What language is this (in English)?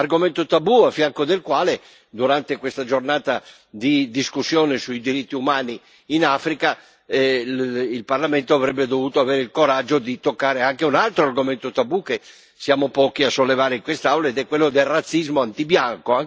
Italian